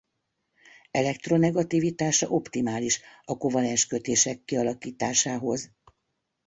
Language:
Hungarian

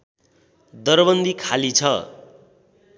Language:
Nepali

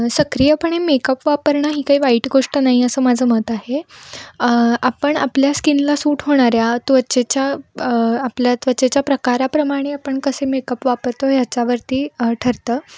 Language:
Marathi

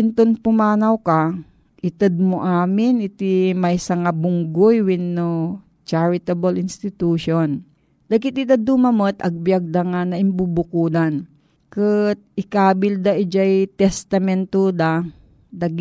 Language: Filipino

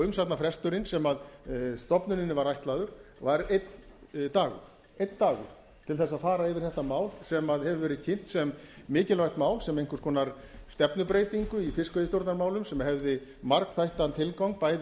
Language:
Icelandic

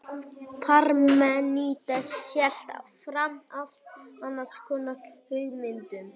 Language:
Icelandic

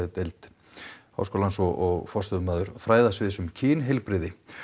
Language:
Icelandic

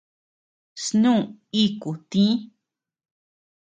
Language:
Tepeuxila Cuicatec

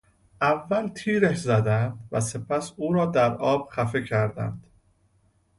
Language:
Persian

